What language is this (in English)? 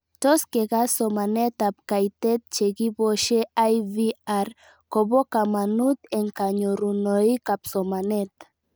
Kalenjin